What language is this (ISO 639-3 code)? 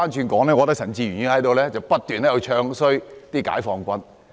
yue